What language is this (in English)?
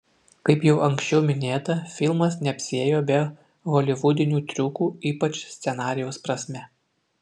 Lithuanian